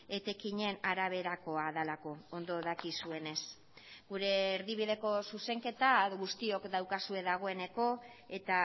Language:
Basque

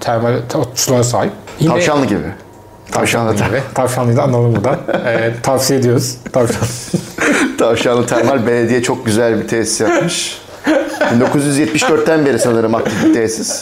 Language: Turkish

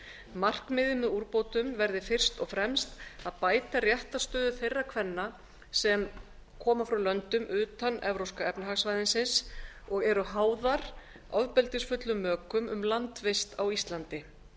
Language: Icelandic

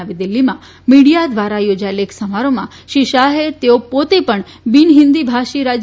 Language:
Gujarati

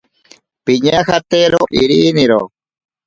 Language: Ashéninka Perené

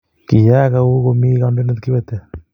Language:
Kalenjin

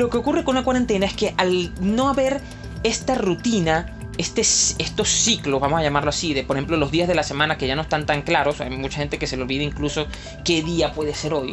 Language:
Spanish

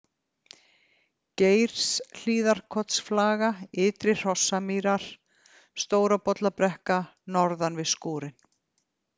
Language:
Icelandic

